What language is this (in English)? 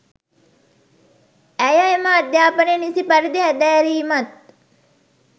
Sinhala